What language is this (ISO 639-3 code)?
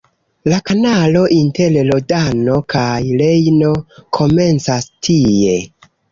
epo